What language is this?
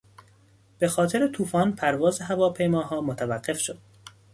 Persian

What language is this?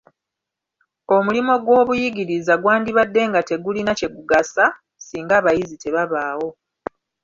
Ganda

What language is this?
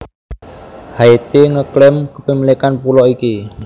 Javanese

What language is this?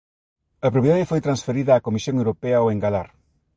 Galician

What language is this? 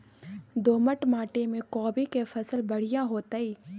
Maithili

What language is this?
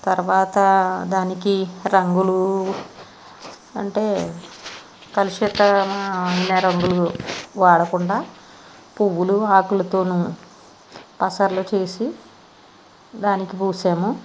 Telugu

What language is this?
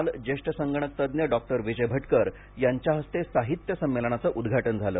Marathi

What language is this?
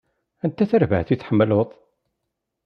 Kabyle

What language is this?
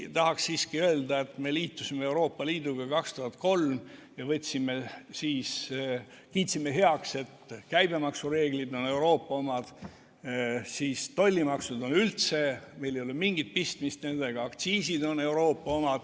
Estonian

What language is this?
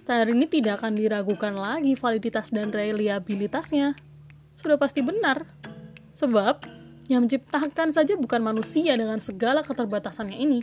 Indonesian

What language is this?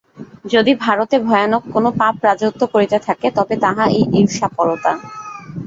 Bangla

